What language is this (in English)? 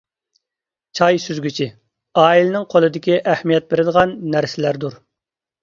Uyghur